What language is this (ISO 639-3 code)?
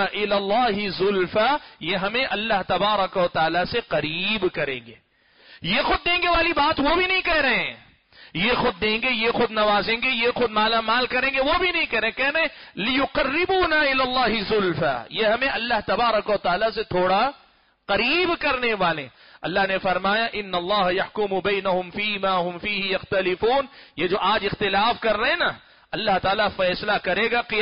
ara